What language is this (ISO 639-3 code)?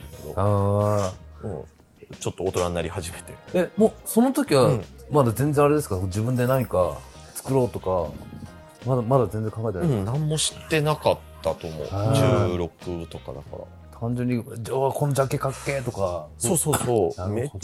jpn